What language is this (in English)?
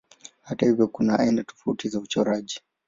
Swahili